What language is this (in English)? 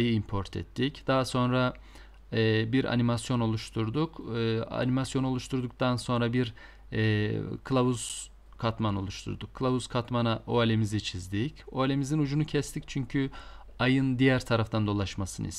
Turkish